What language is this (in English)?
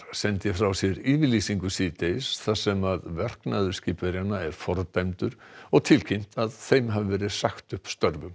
Icelandic